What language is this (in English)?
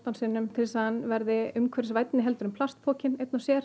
Icelandic